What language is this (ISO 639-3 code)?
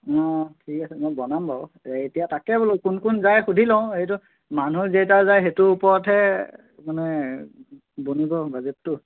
asm